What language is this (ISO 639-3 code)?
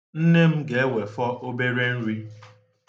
ibo